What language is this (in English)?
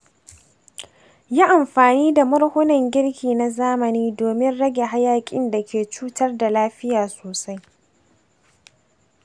Hausa